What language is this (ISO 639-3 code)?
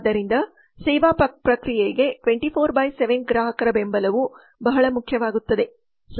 kan